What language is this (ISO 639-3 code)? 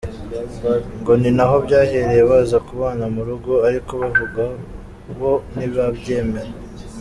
kin